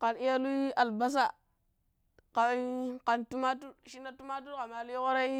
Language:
Pero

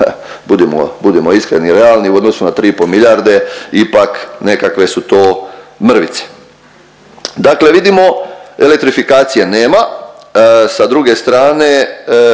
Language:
Croatian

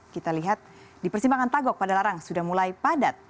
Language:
Indonesian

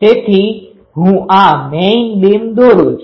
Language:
Gujarati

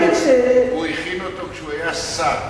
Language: Hebrew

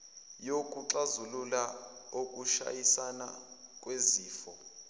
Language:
Zulu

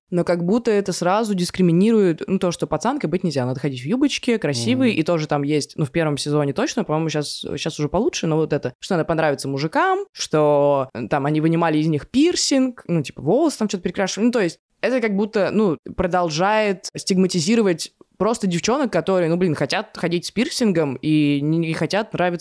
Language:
Russian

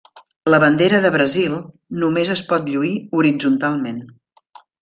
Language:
Catalan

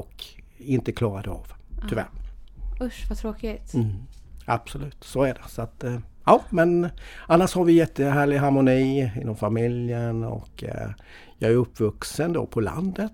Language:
Swedish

